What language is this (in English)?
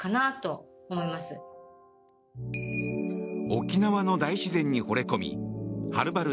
Japanese